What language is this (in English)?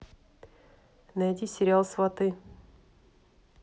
Russian